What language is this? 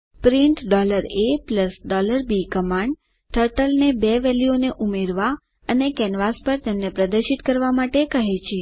Gujarati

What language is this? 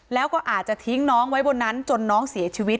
Thai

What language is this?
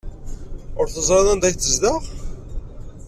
Kabyle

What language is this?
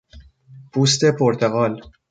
Persian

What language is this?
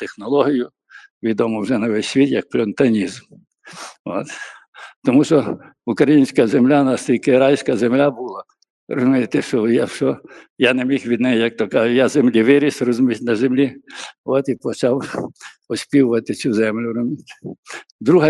Ukrainian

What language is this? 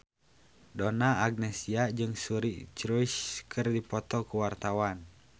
Sundanese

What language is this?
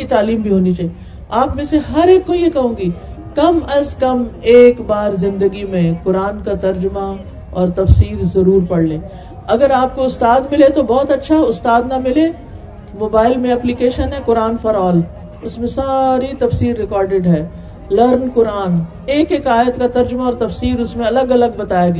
Urdu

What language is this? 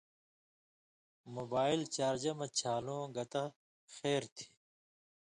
Indus Kohistani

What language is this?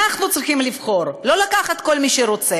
Hebrew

